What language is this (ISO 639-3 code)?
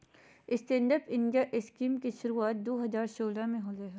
mag